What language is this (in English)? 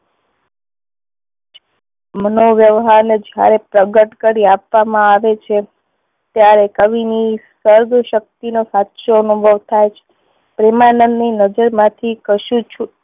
Gujarati